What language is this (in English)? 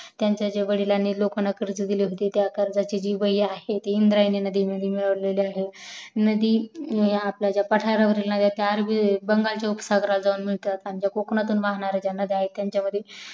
Marathi